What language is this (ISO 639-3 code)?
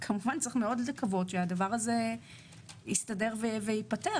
heb